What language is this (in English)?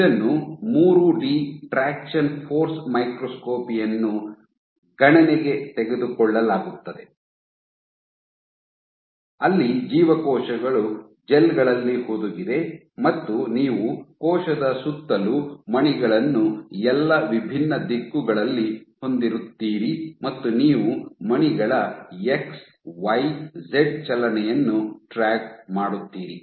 Kannada